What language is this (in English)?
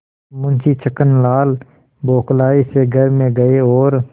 Hindi